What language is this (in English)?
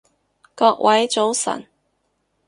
Cantonese